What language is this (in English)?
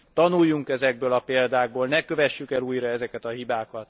Hungarian